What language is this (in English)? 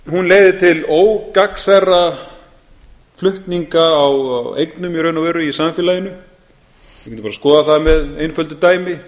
Icelandic